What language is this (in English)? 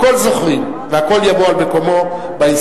Hebrew